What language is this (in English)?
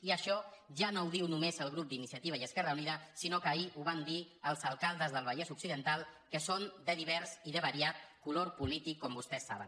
Catalan